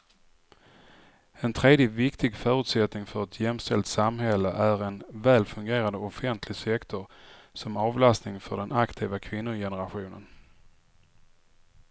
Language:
Swedish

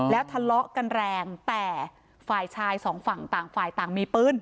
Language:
Thai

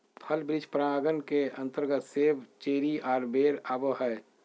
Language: Magahi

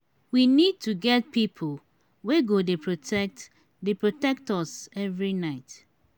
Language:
Nigerian Pidgin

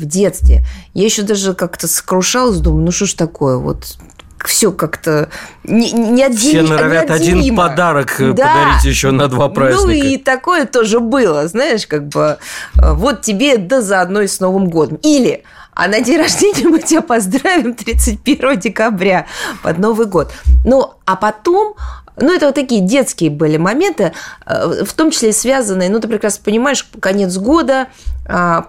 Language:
Russian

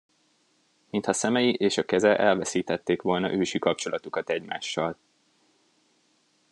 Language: Hungarian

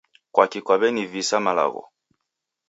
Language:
Taita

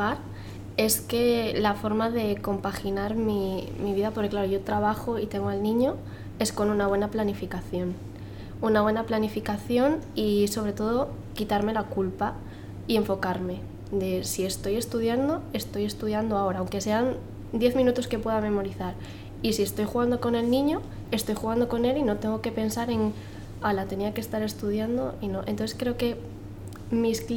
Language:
Spanish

